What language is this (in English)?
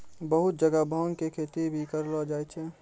Maithili